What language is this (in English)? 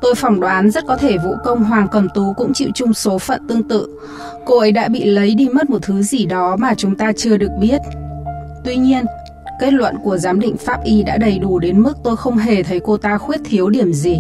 Vietnamese